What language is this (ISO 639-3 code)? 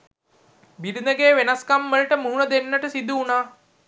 sin